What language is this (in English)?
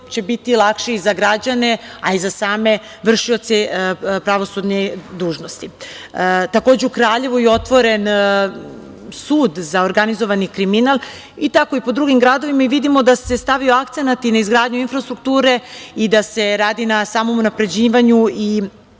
Serbian